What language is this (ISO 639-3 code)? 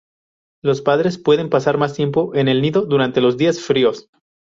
spa